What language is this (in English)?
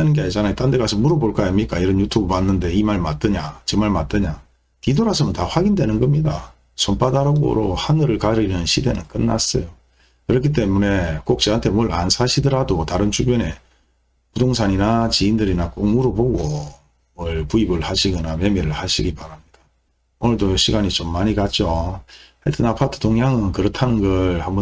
Korean